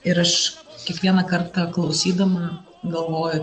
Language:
Lithuanian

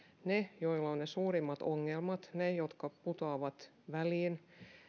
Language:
Finnish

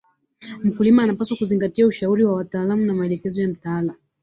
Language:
Swahili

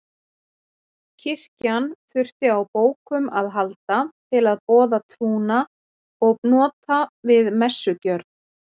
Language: Icelandic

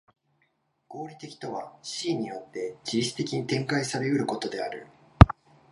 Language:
Japanese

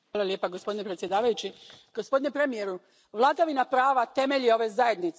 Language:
Croatian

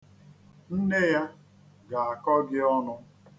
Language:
Igbo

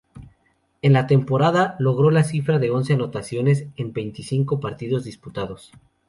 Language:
Spanish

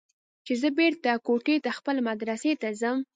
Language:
Pashto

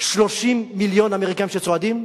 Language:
Hebrew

